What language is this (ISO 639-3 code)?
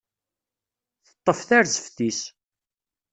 kab